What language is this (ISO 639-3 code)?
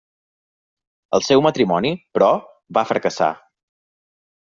cat